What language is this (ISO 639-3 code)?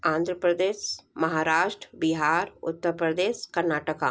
hin